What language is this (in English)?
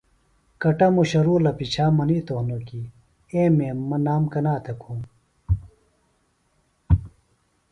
Phalura